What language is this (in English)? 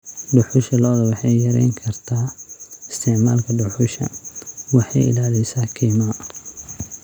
Somali